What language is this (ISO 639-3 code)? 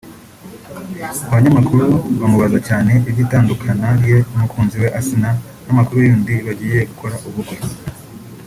kin